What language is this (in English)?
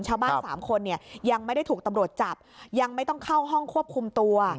Thai